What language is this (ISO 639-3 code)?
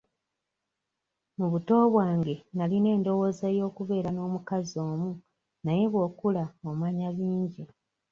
lug